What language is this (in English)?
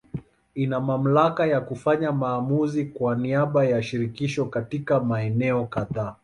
Swahili